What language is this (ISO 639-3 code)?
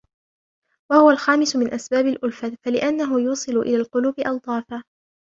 ara